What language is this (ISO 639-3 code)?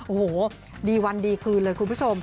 tha